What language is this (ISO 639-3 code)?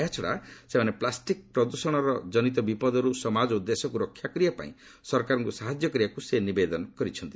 ori